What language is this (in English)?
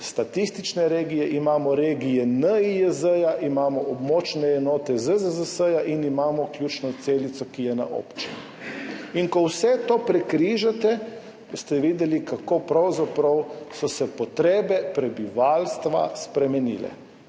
Slovenian